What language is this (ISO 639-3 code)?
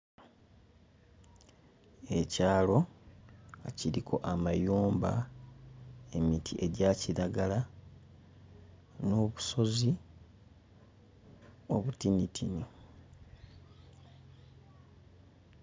lug